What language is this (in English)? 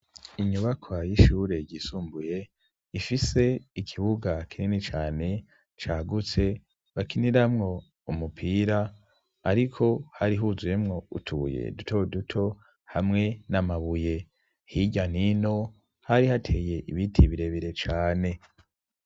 Rundi